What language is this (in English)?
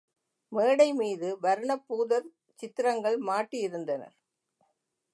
Tamil